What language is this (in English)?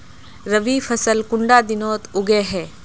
Magahi